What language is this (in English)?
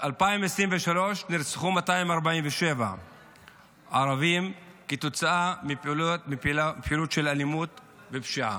Hebrew